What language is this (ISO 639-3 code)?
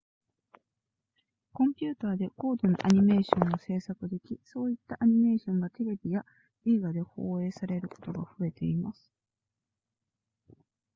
jpn